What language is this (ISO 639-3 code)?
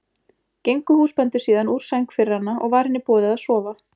isl